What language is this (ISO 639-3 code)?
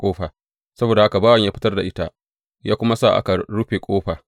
hau